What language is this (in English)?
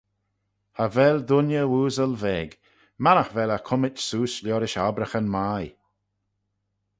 Manx